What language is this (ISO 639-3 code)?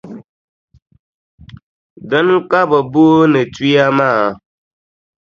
dag